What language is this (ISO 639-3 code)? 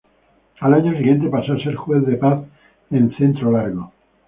spa